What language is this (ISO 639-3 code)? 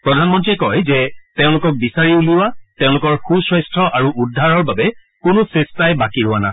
asm